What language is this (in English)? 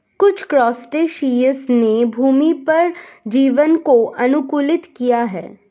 Hindi